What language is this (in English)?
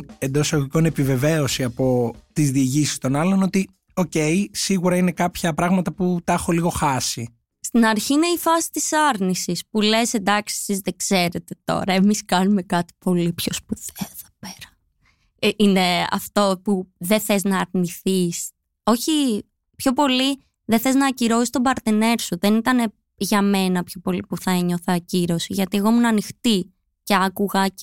Greek